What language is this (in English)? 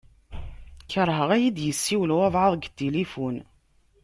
Kabyle